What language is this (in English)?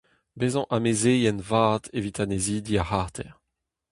Breton